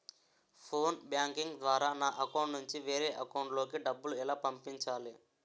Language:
Telugu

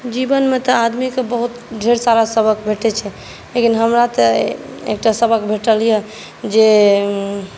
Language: Maithili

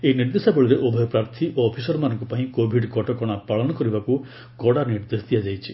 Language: Odia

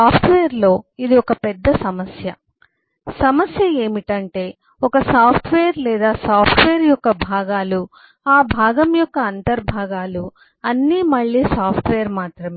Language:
Telugu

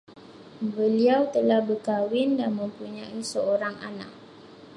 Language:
Malay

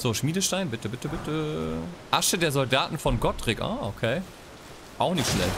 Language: German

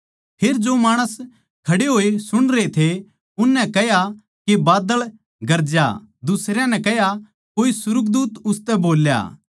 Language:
Haryanvi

